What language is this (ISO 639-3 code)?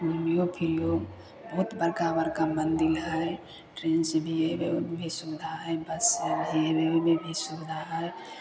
mai